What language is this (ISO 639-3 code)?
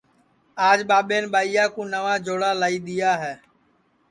ssi